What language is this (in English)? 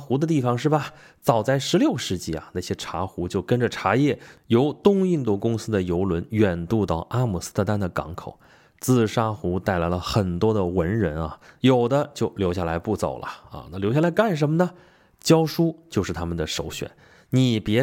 Chinese